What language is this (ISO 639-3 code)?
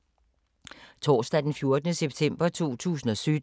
dan